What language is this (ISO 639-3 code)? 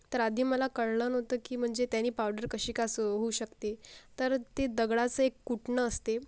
mar